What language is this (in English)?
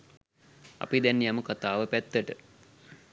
Sinhala